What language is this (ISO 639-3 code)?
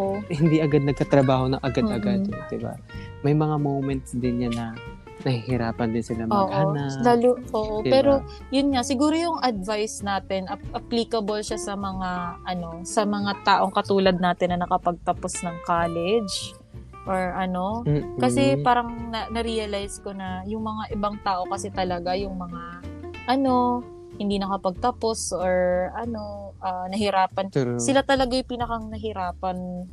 fil